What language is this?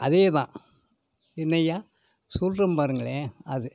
Tamil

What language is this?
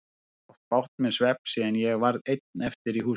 Icelandic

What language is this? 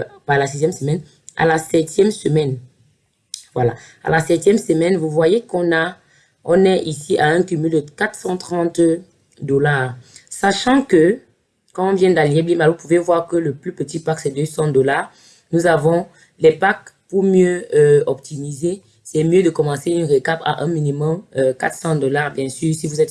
French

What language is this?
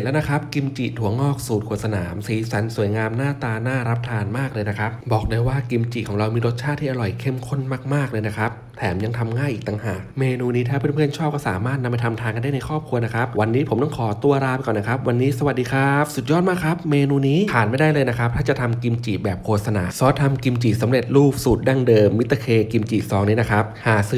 Thai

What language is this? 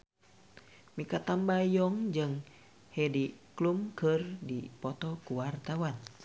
Sundanese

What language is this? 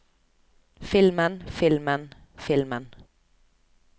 Norwegian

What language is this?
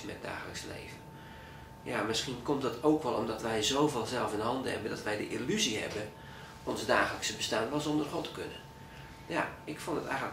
Dutch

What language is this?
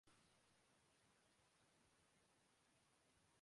Urdu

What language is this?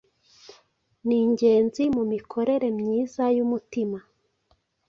Kinyarwanda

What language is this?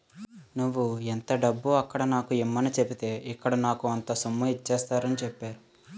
Telugu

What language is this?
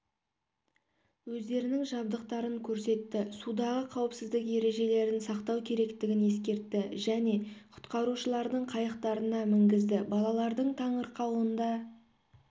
Kazakh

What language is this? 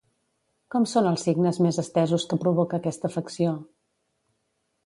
Catalan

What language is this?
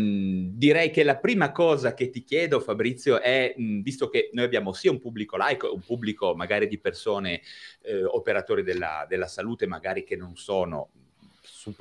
Italian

